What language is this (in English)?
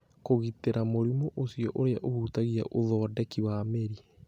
Kikuyu